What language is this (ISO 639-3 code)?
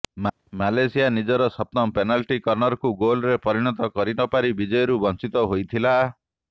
ori